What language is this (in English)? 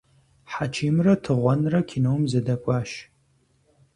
Kabardian